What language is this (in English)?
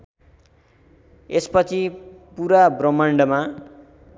Nepali